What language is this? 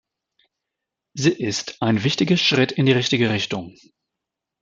German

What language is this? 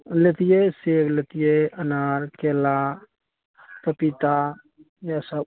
Maithili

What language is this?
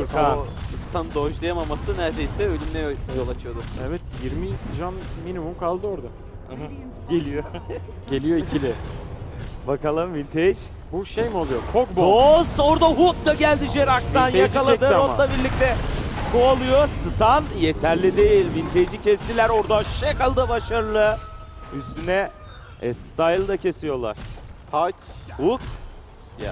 Turkish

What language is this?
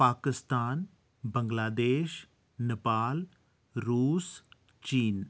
Dogri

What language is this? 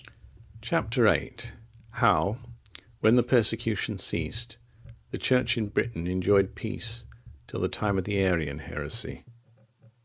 English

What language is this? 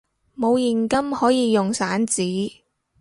Cantonese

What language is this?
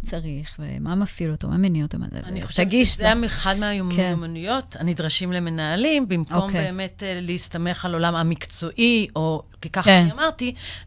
Hebrew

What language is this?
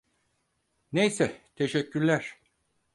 Turkish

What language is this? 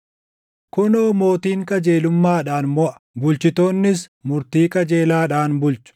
Oromo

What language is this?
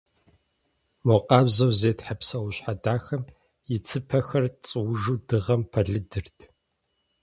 Kabardian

